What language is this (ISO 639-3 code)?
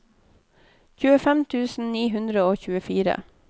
nor